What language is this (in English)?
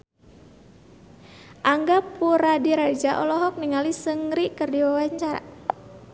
Sundanese